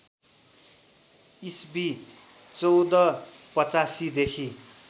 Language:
Nepali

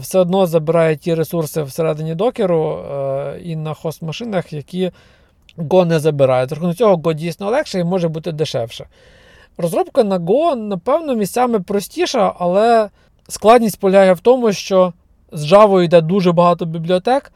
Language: Ukrainian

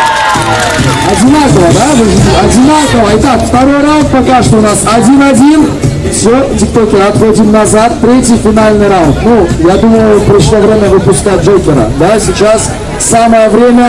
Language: Russian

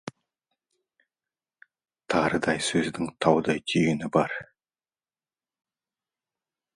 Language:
Kazakh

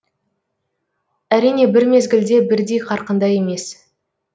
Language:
Kazakh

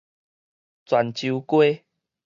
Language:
Min Nan Chinese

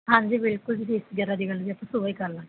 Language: Punjabi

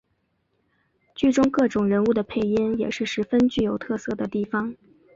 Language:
Chinese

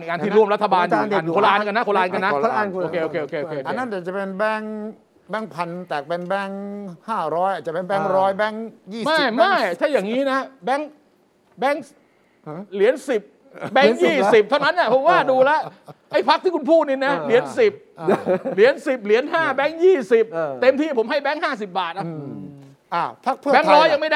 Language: Thai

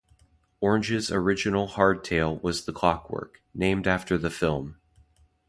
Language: English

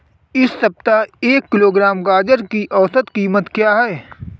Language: Hindi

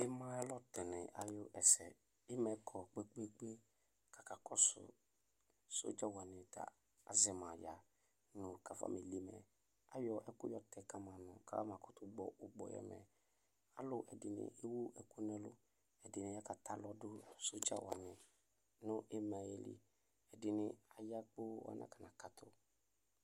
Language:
Ikposo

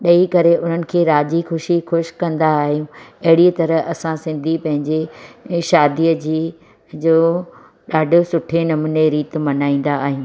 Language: Sindhi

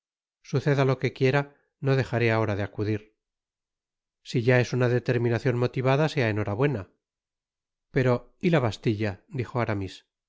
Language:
Spanish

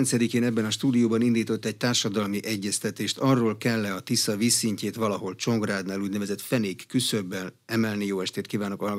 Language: Hungarian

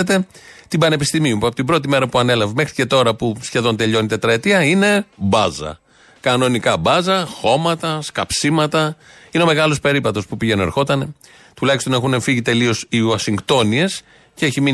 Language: Greek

